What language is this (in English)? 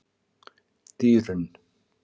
Icelandic